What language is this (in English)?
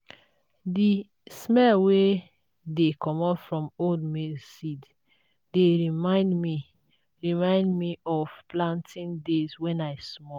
Nigerian Pidgin